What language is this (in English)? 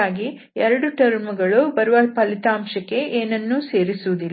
Kannada